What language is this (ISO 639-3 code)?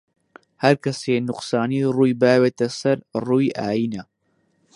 ckb